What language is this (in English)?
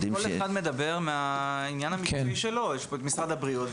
Hebrew